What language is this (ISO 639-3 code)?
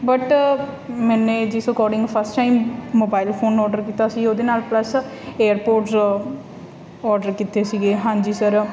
pan